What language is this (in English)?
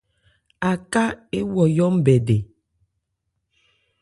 Ebrié